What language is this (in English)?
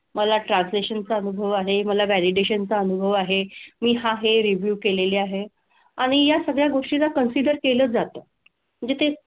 Marathi